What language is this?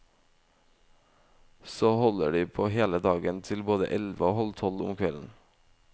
Norwegian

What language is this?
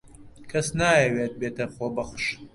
Central Kurdish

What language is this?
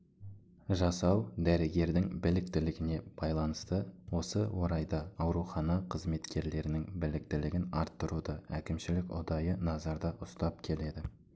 Kazakh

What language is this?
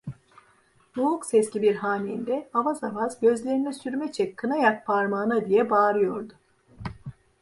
Turkish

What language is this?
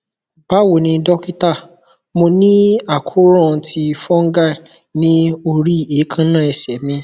Yoruba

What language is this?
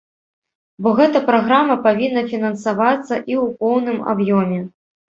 Belarusian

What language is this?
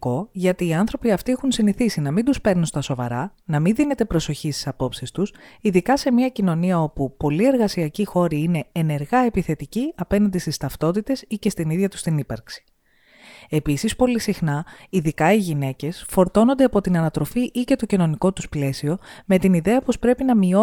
Greek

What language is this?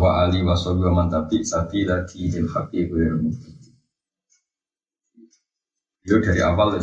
Malay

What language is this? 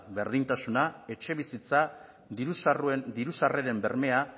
Basque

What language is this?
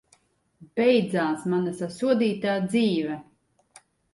Latvian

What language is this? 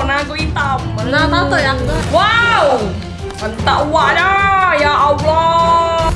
Indonesian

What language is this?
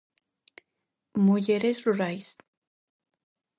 Galician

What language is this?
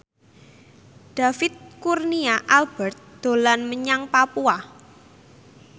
Javanese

